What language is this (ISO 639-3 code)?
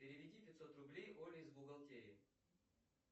rus